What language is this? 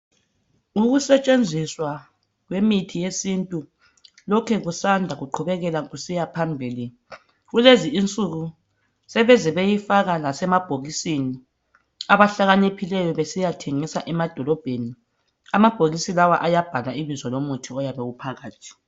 North Ndebele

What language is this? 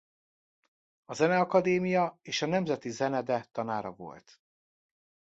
Hungarian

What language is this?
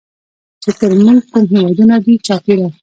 Pashto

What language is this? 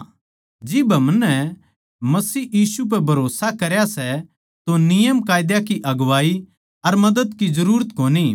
Haryanvi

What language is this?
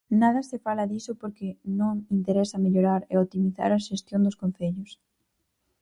Galician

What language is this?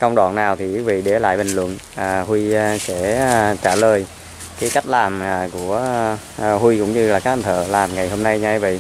Vietnamese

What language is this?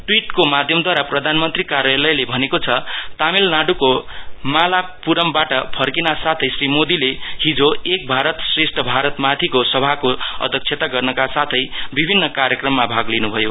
Nepali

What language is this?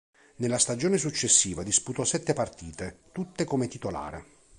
Italian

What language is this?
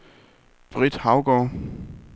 Danish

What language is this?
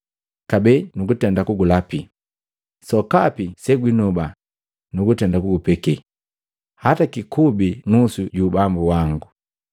Matengo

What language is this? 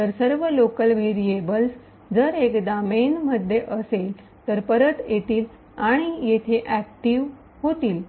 Marathi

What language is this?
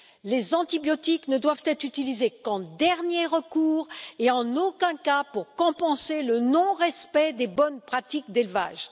French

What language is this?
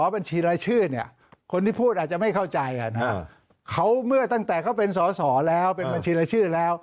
Thai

